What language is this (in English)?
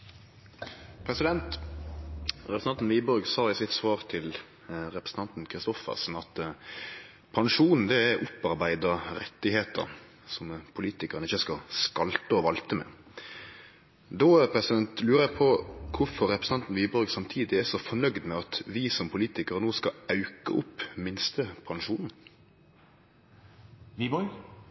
Norwegian